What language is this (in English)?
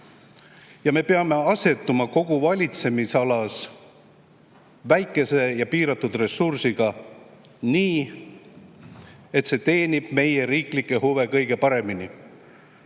Estonian